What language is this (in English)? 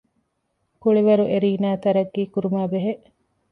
Divehi